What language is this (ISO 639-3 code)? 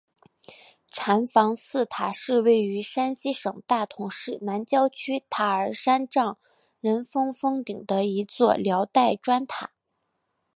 zho